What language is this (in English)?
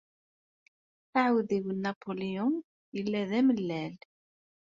Kabyle